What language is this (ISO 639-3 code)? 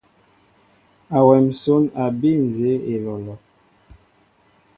mbo